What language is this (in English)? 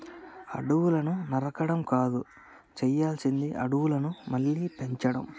Telugu